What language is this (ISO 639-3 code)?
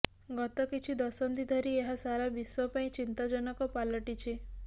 ori